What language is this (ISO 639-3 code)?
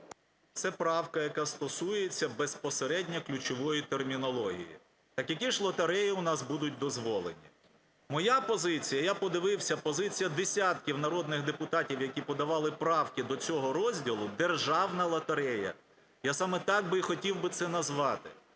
ukr